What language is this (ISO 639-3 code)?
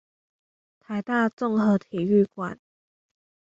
zho